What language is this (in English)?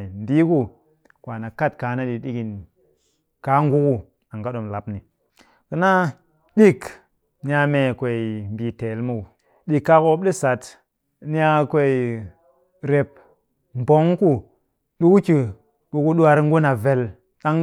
Cakfem-Mushere